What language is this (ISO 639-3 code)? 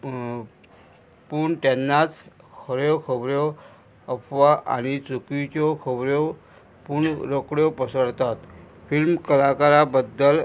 kok